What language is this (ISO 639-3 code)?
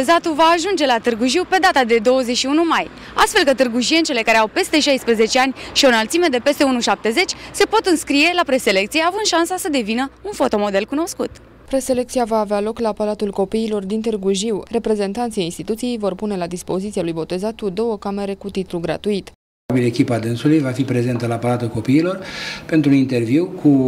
ron